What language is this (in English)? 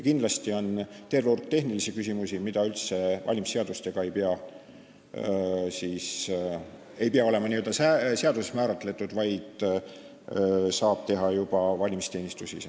Estonian